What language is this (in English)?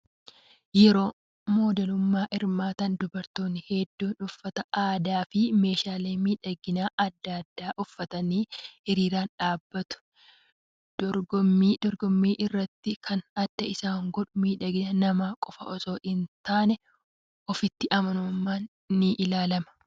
Oromo